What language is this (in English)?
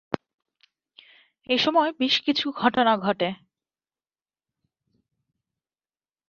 Bangla